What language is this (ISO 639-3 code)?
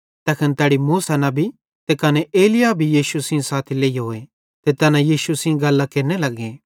bhd